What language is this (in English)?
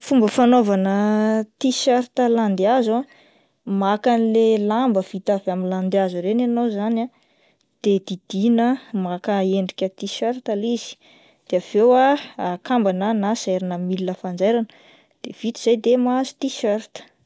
Malagasy